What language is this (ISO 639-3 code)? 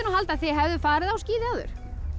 isl